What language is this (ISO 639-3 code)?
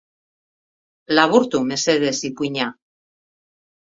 eus